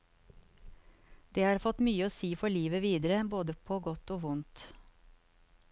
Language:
Norwegian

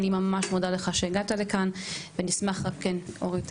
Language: Hebrew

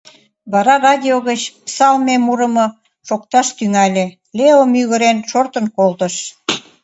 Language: Mari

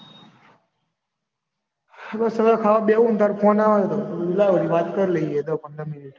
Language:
Gujarati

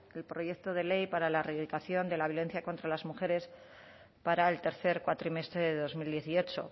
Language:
Spanish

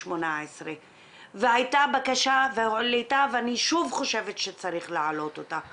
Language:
Hebrew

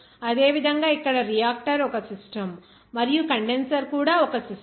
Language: Telugu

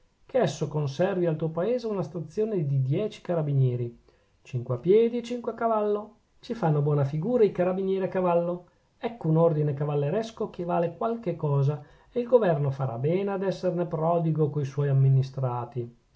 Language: Italian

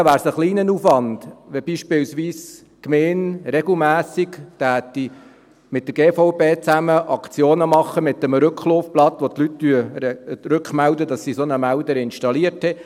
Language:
Swiss German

